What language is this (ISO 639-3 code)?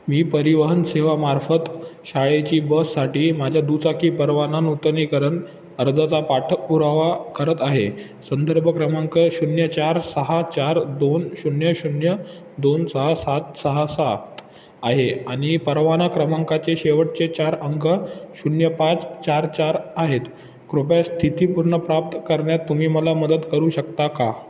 mar